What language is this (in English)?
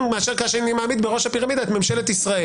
Hebrew